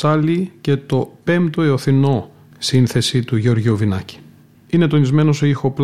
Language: Greek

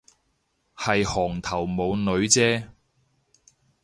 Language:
Cantonese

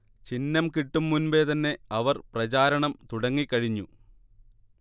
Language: Malayalam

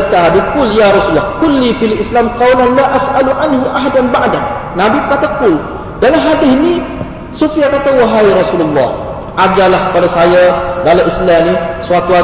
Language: Malay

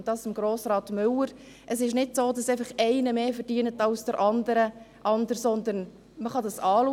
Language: Swiss German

